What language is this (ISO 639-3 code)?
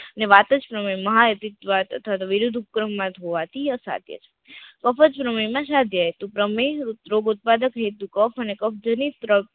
guj